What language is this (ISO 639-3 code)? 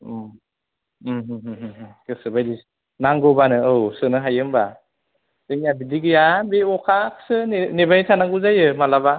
brx